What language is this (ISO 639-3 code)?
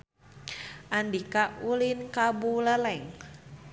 sun